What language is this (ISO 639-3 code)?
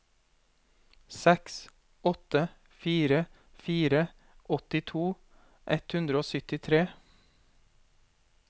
nor